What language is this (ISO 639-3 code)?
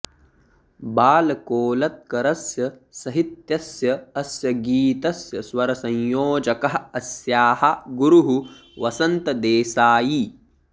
san